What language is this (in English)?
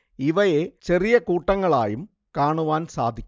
Malayalam